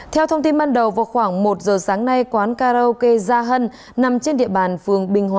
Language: Vietnamese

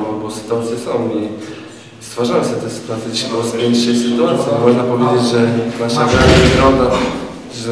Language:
Polish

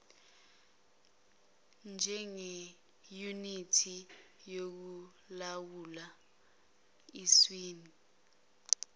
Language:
Zulu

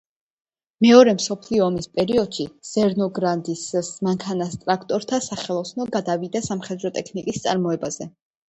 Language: Georgian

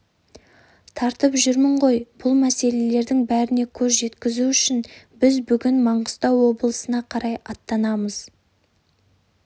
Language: Kazakh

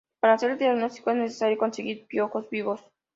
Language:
Spanish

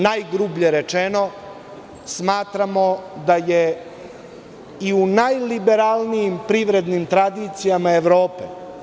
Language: Serbian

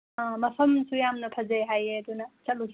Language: Manipuri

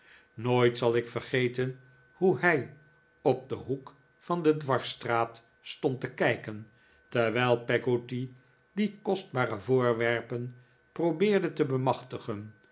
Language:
Dutch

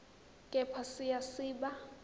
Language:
Zulu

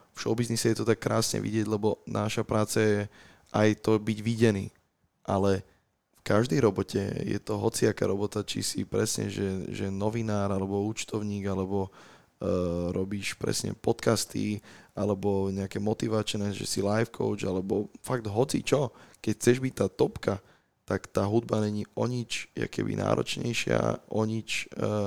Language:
Slovak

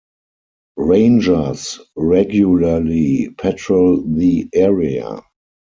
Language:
English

